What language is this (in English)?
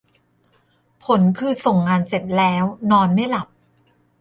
Thai